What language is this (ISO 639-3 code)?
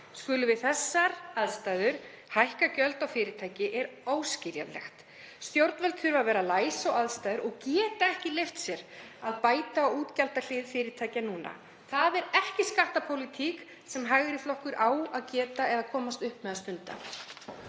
isl